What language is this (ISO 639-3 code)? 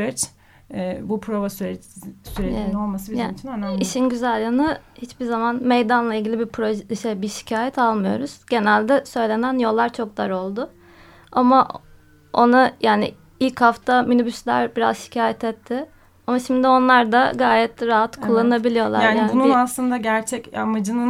tur